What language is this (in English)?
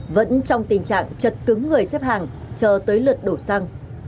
Vietnamese